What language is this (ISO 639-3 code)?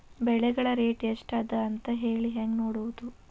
kan